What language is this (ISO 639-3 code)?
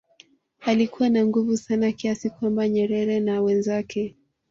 swa